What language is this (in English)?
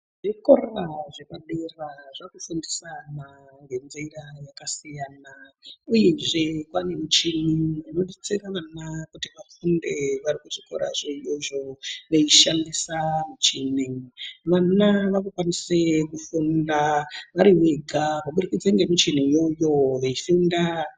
Ndau